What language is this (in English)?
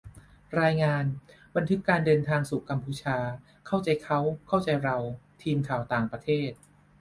Thai